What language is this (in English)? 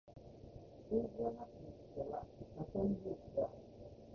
Japanese